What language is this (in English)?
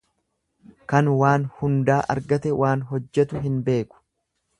Oromo